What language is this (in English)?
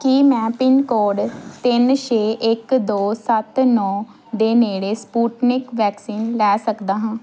Punjabi